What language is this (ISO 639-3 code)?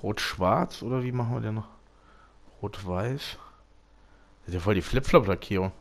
deu